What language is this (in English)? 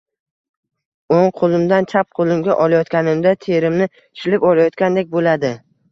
Uzbek